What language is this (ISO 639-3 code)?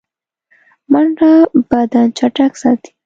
pus